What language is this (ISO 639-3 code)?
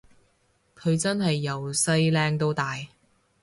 yue